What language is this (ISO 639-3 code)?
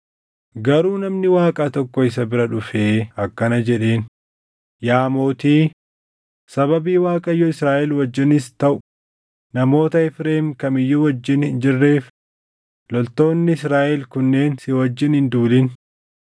orm